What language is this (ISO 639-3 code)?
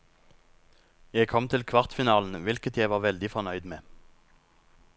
nor